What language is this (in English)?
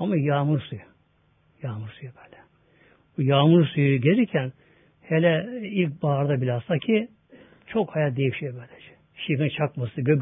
Turkish